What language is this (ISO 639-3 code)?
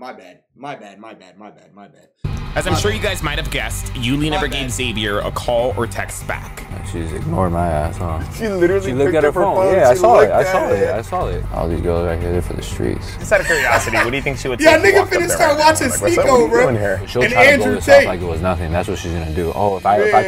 eng